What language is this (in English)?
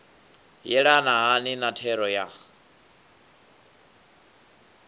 Venda